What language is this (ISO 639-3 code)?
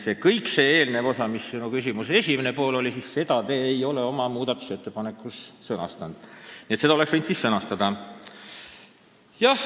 est